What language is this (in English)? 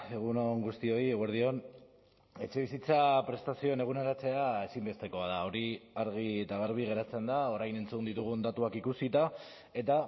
Basque